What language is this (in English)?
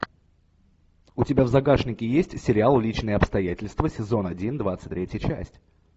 Russian